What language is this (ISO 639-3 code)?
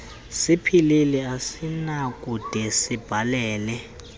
xho